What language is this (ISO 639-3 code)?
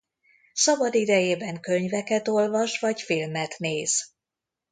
hun